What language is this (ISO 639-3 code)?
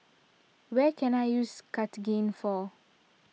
eng